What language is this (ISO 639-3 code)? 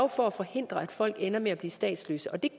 dan